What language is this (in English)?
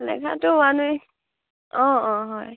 Assamese